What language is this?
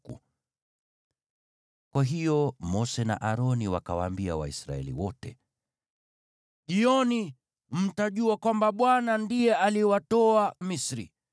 Swahili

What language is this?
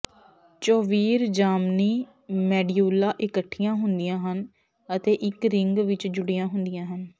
Punjabi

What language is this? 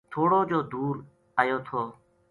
Gujari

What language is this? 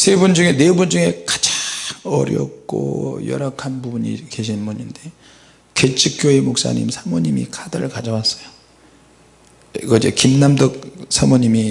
Korean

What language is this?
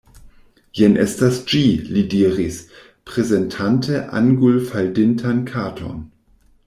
Esperanto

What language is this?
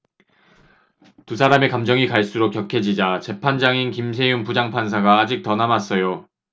Korean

